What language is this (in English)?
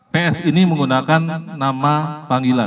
Indonesian